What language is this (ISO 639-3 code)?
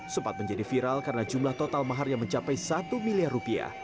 ind